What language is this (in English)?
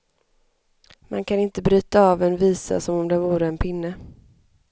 Swedish